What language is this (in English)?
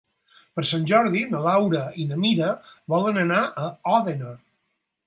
Catalan